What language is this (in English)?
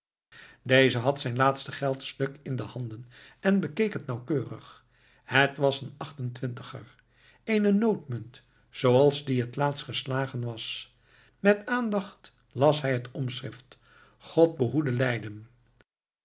Dutch